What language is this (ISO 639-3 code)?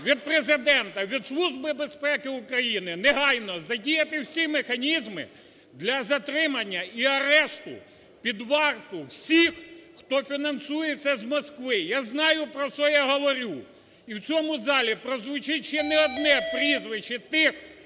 ukr